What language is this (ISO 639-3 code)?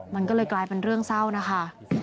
tha